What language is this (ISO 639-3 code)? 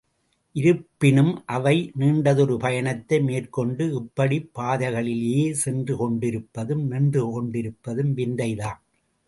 tam